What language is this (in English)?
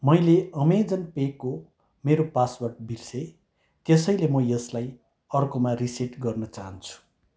Nepali